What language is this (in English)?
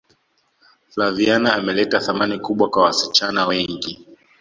Swahili